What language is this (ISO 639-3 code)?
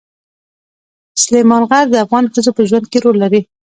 pus